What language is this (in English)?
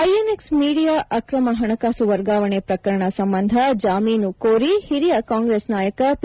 Kannada